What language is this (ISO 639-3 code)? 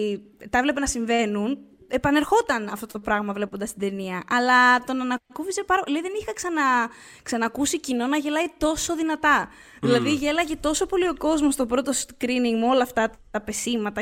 ell